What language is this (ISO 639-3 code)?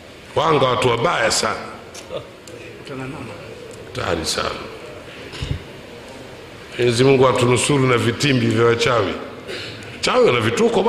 swa